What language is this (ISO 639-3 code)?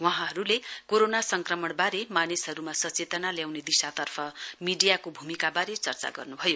nep